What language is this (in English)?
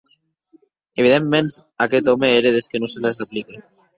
Occitan